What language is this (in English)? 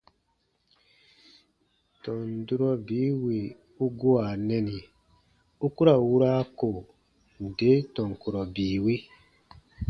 Baatonum